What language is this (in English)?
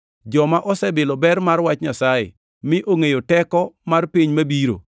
Luo (Kenya and Tanzania)